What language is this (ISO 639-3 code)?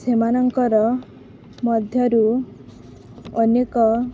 ori